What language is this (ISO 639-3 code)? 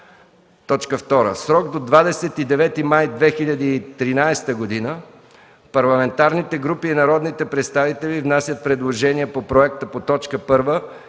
bul